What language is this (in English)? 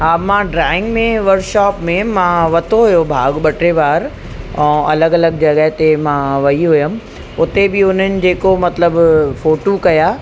Sindhi